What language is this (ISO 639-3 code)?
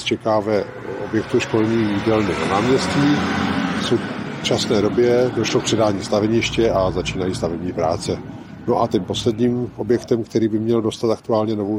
ces